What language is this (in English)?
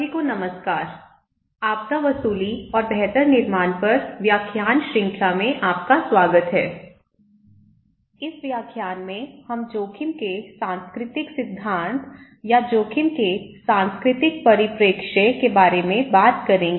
Hindi